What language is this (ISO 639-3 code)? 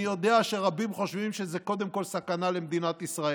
heb